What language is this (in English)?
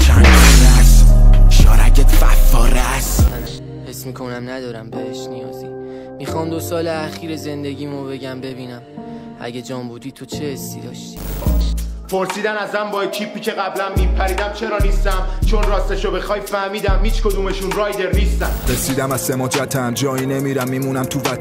Persian